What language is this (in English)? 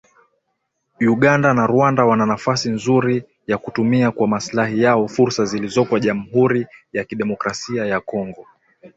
Swahili